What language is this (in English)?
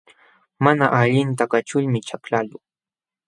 Jauja Wanca Quechua